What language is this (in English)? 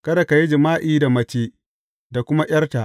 Hausa